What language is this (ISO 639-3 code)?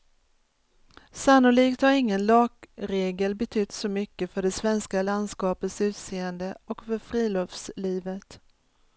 swe